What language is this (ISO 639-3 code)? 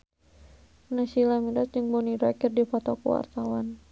sun